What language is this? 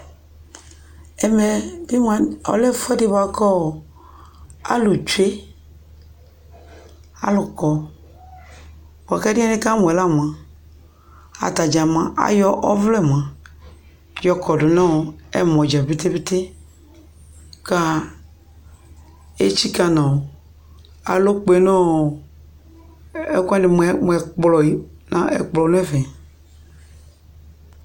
Ikposo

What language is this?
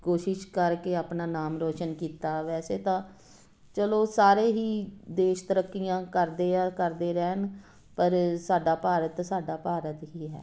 Punjabi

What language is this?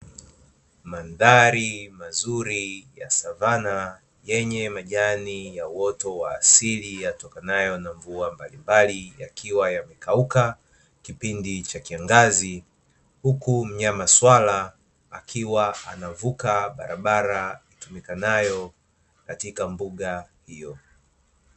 Swahili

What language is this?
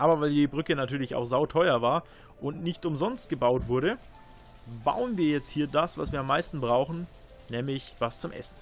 German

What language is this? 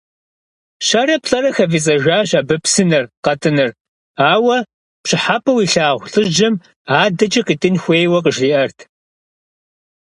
Kabardian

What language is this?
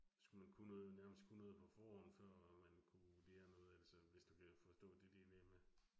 Danish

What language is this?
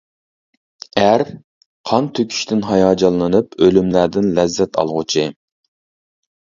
Uyghur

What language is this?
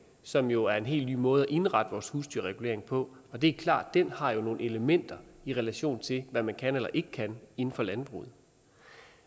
Danish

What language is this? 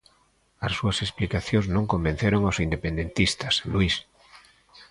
Galician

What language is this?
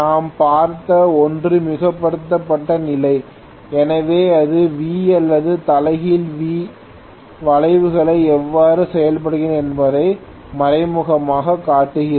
Tamil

